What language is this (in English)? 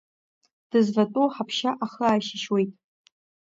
Abkhazian